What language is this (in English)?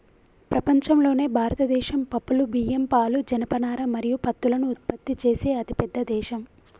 Telugu